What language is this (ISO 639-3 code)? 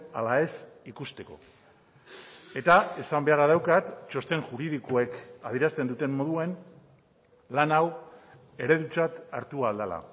eus